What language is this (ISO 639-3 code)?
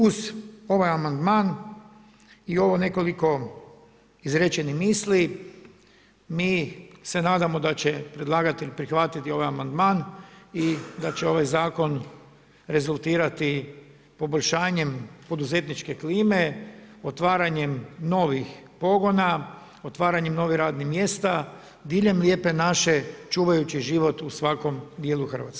hrv